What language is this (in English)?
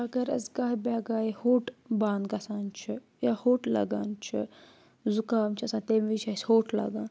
Kashmiri